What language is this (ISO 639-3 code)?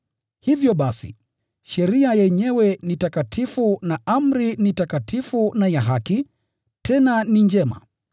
swa